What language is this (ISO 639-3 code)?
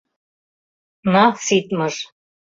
chm